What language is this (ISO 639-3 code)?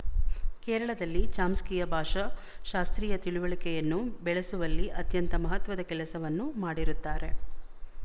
kan